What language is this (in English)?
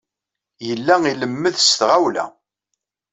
Kabyle